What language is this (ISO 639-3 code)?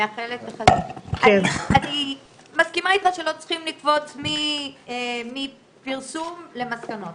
heb